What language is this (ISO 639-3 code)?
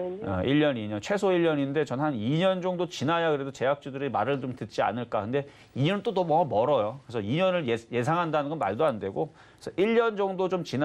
kor